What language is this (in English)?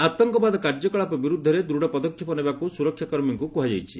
Odia